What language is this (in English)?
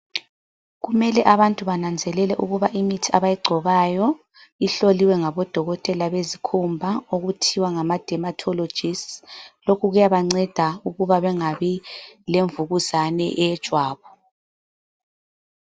North Ndebele